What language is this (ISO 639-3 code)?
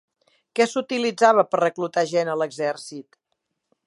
cat